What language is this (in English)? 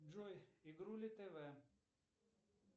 Russian